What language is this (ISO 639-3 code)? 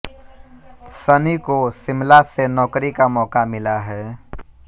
hin